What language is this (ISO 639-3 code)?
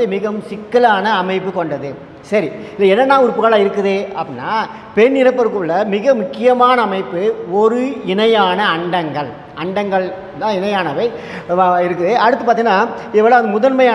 ind